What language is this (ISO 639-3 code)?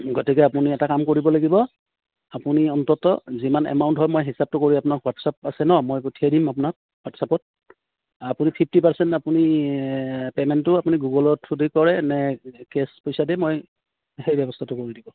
asm